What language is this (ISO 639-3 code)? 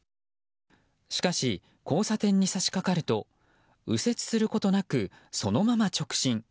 jpn